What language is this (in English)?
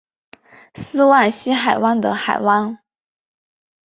Chinese